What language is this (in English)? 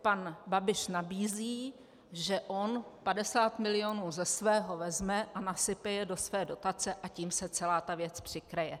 Czech